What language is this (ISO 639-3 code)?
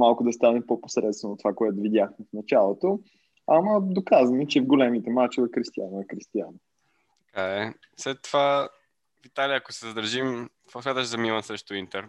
bul